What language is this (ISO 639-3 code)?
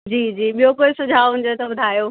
snd